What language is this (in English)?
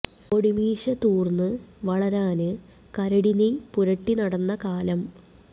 Malayalam